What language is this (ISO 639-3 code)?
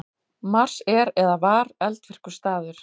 isl